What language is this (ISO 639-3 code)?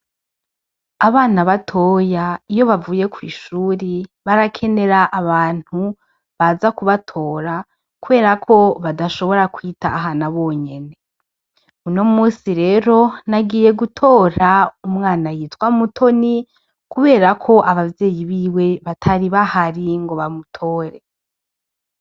run